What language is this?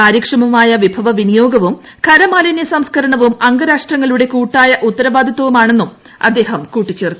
Malayalam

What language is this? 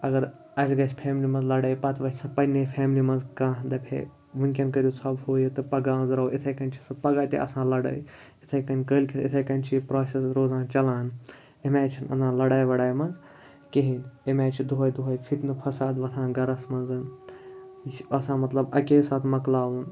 Kashmiri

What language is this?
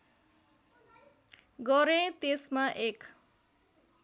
Nepali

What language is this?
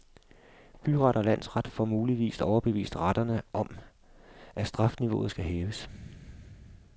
Danish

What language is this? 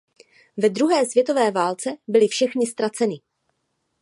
Czech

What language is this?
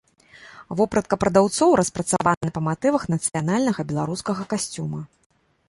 Belarusian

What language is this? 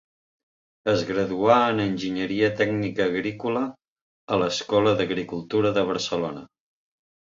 Catalan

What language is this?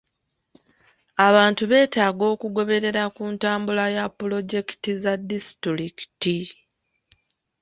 Ganda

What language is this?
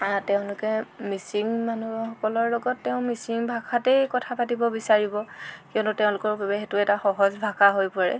Assamese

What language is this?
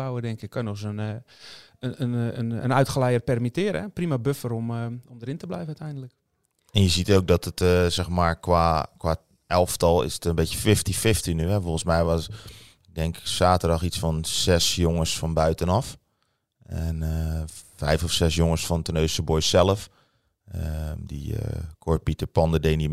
Dutch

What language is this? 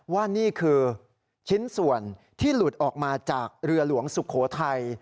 Thai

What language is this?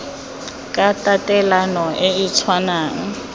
Tswana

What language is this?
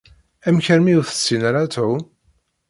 Kabyle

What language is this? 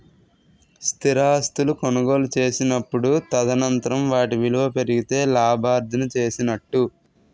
Telugu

